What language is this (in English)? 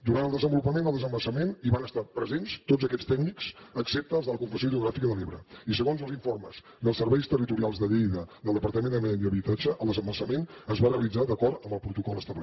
Catalan